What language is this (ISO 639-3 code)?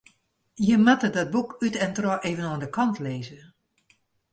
fry